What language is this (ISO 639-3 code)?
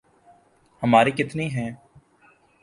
urd